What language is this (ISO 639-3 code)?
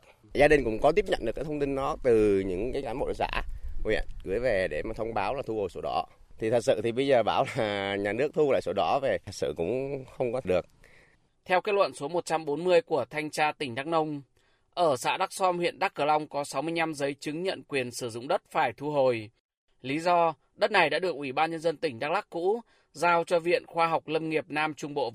vie